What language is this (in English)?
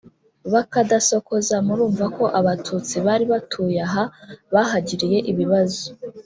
Kinyarwanda